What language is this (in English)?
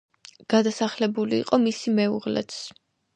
Georgian